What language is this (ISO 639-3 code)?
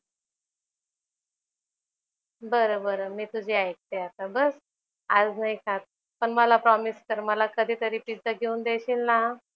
mar